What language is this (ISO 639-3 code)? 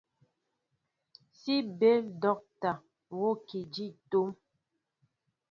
mbo